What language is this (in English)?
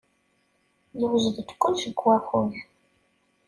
Kabyle